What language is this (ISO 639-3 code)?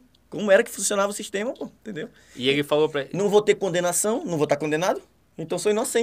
por